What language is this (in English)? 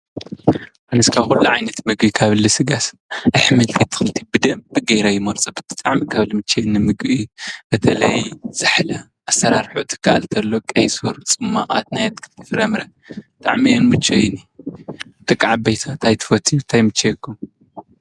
Tigrinya